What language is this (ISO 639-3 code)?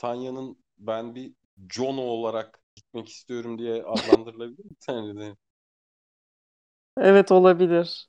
tur